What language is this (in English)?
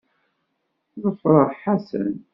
Kabyle